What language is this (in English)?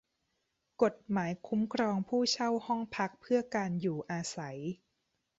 Thai